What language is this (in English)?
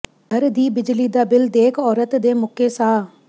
Punjabi